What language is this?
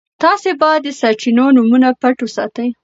Pashto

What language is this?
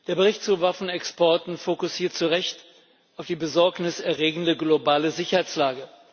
German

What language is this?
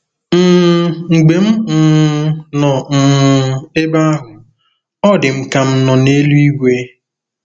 Igbo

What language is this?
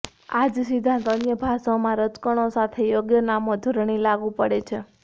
Gujarati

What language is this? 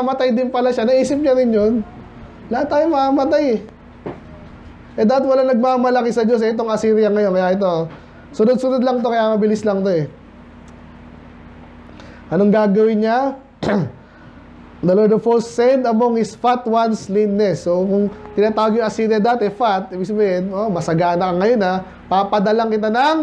Filipino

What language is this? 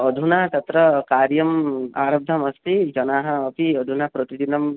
Sanskrit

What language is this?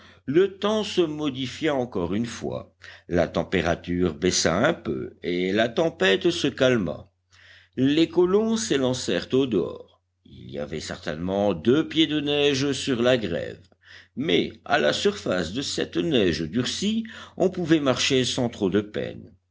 French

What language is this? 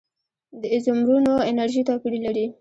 Pashto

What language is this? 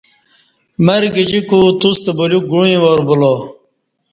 Kati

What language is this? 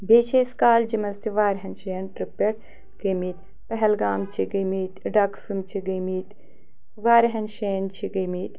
Kashmiri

